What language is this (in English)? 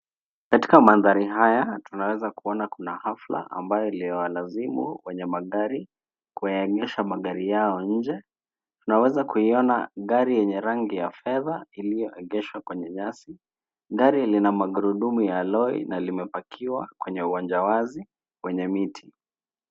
Swahili